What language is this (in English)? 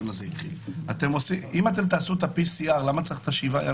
Hebrew